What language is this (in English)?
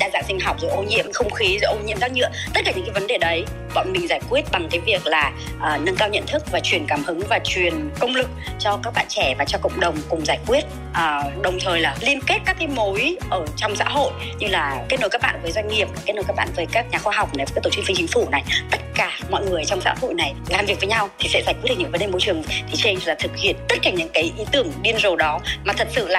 Vietnamese